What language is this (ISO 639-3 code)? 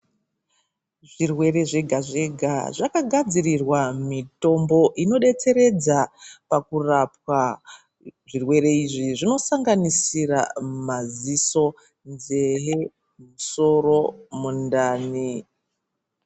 ndc